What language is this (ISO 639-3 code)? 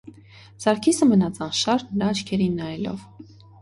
hye